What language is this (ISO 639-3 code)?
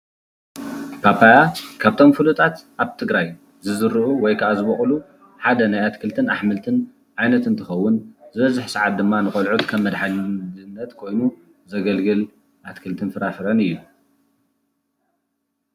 tir